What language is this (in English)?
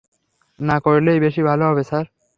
Bangla